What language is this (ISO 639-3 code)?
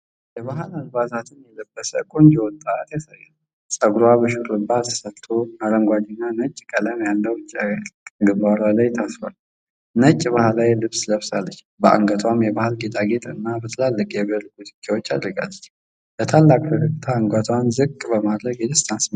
amh